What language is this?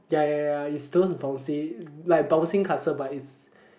English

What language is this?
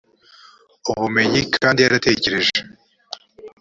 Kinyarwanda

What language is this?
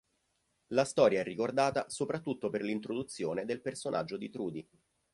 Italian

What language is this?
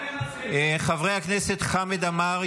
Hebrew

